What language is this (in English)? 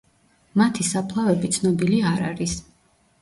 Georgian